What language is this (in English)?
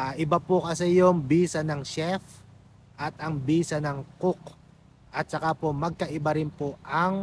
Filipino